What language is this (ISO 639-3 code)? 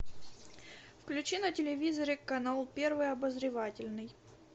rus